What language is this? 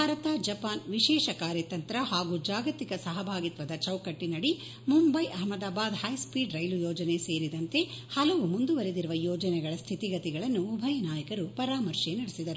Kannada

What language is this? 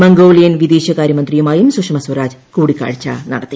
Malayalam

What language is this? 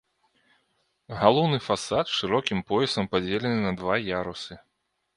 Belarusian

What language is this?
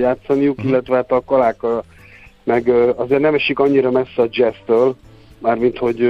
Hungarian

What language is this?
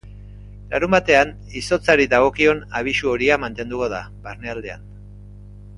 Basque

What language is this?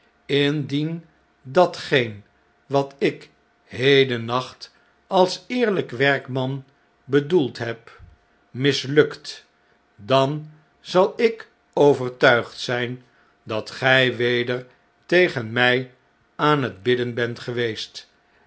Dutch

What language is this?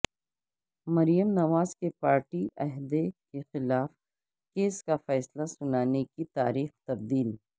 Urdu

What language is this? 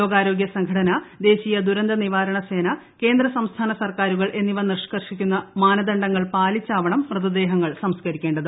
Malayalam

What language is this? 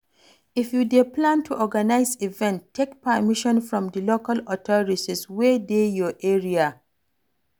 Nigerian Pidgin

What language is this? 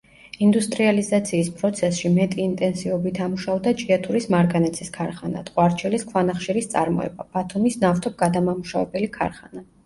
Georgian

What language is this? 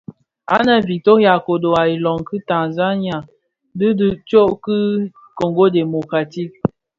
Bafia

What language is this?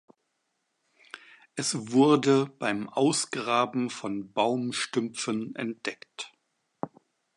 German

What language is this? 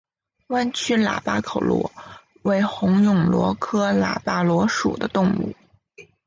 Chinese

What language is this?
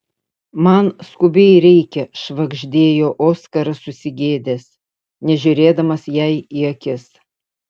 Lithuanian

